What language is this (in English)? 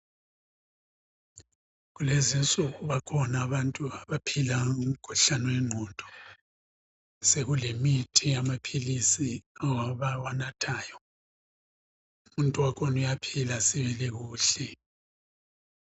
North Ndebele